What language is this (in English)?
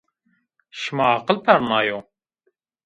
Zaza